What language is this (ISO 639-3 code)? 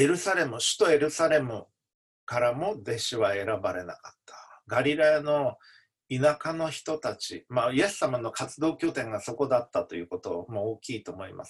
jpn